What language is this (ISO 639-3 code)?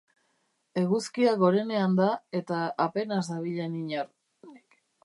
eus